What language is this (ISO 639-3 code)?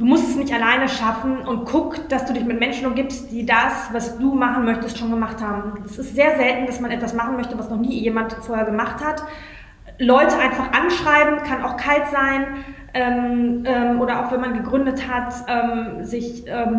deu